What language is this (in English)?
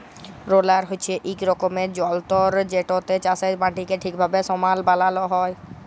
Bangla